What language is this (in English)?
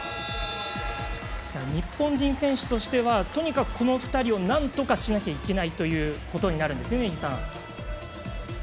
Japanese